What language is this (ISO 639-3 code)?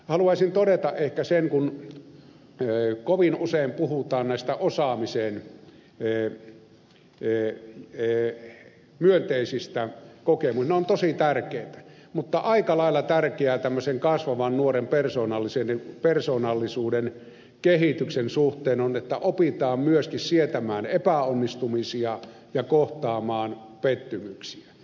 fin